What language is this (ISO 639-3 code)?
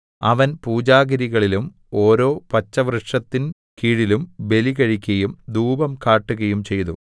mal